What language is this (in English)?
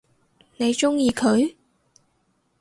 Cantonese